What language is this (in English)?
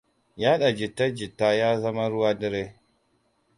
Hausa